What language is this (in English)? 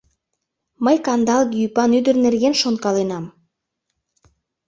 Mari